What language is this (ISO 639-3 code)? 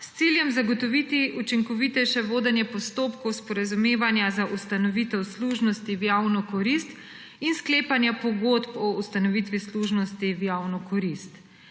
slv